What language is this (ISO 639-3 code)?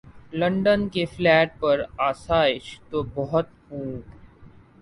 urd